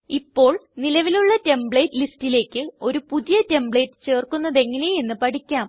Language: Malayalam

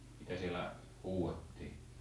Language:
Finnish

